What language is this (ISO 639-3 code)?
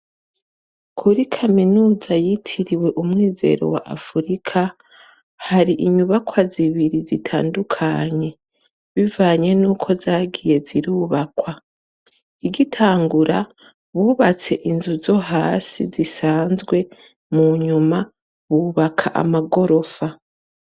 run